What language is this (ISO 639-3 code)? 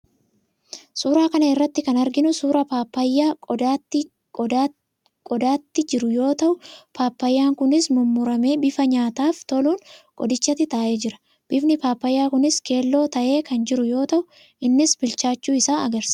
orm